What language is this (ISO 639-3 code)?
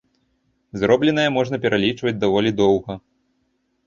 bel